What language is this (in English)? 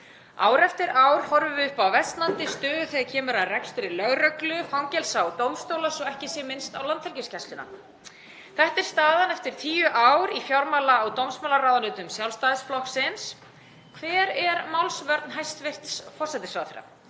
Icelandic